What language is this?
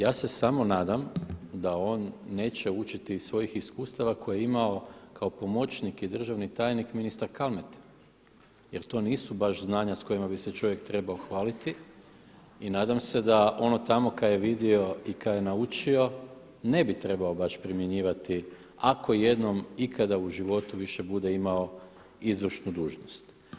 Croatian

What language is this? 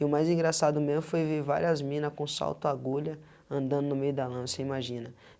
Portuguese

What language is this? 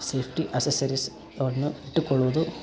Kannada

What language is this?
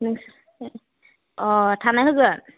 Bodo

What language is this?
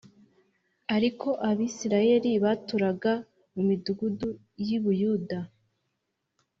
Kinyarwanda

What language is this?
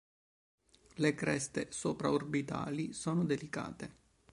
Italian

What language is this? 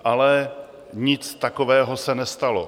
Czech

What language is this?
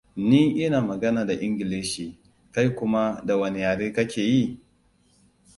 Hausa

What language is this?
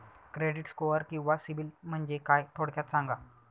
Marathi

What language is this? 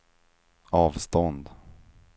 Swedish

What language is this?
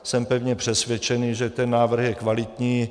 Czech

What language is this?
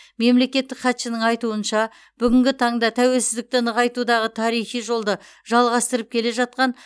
Kazakh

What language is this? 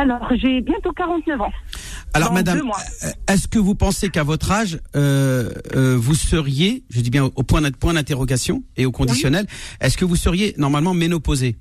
French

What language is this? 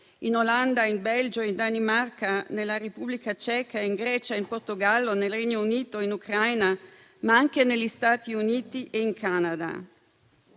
Italian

